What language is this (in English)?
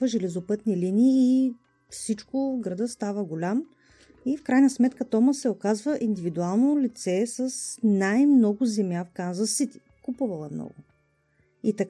Bulgarian